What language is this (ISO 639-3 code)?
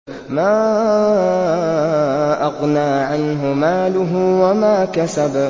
ara